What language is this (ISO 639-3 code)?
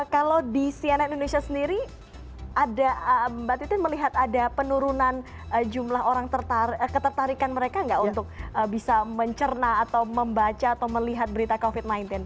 ind